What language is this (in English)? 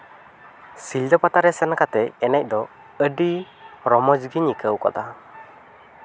Santali